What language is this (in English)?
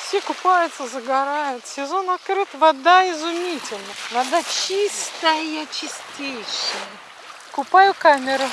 Russian